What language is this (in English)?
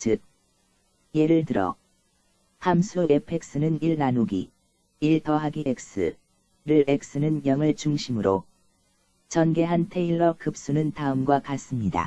Korean